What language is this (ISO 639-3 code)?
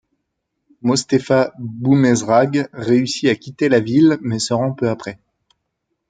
fra